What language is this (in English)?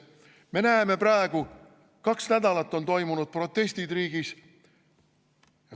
Estonian